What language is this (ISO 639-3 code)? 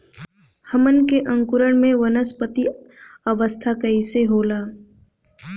bho